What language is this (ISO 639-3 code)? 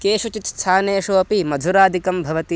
san